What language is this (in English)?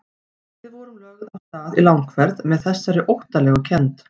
Icelandic